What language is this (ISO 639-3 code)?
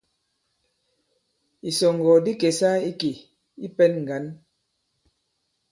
abb